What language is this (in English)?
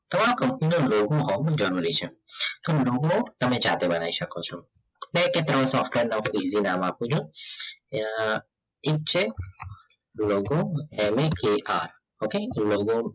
Gujarati